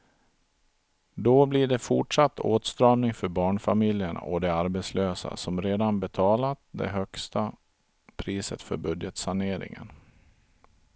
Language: Swedish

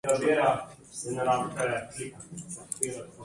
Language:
Slovenian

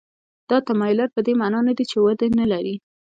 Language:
Pashto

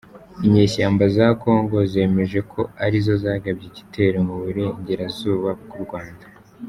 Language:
Kinyarwanda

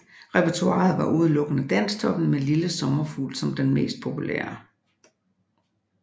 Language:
Danish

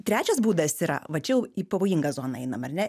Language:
Lithuanian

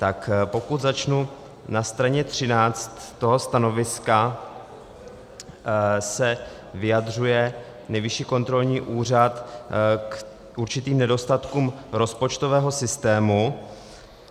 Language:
Czech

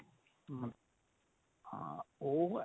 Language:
Punjabi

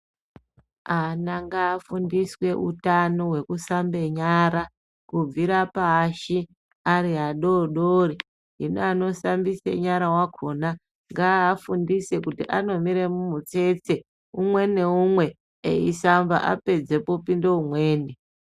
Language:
Ndau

